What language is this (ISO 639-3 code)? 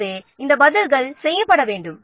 tam